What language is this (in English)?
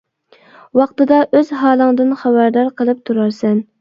Uyghur